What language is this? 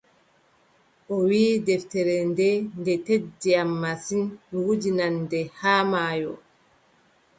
Adamawa Fulfulde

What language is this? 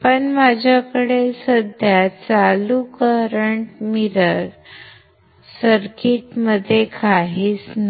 Marathi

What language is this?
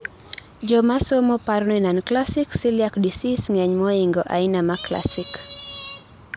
Luo (Kenya and Tanzania)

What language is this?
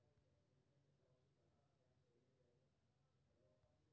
Maithili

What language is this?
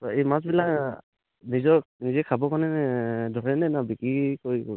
Assamese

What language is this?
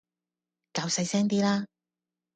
Cantonese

